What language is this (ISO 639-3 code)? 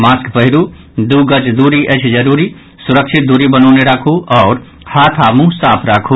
mai